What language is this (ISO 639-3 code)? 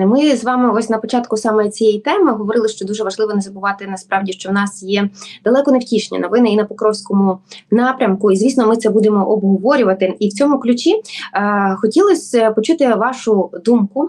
ukr